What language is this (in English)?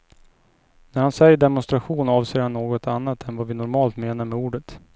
Swedish